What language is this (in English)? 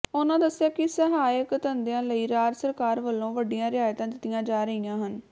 Punjabi